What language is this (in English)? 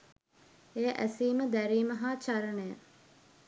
Sinhala